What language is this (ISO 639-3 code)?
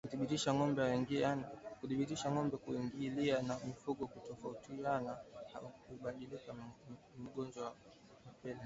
swa